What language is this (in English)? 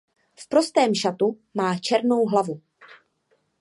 Czech